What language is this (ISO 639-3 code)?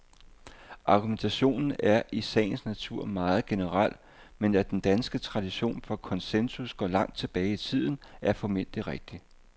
dan